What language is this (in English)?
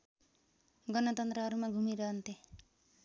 Nepali